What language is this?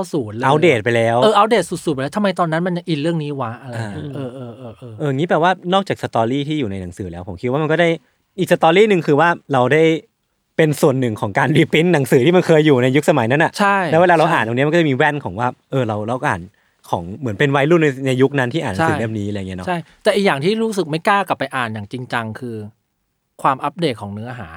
Thai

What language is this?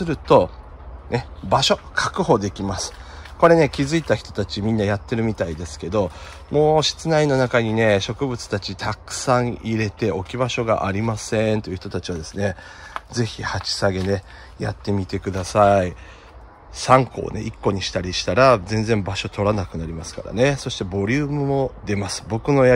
Japanese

